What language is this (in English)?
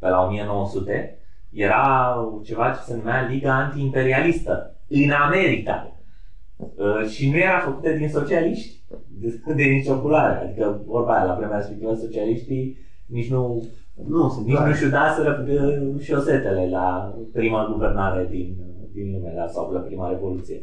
Romanian